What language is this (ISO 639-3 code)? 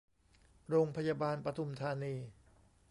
tha